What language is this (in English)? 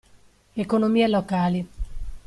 Italian